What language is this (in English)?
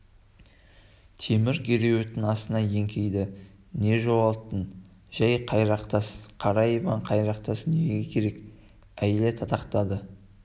Kazakh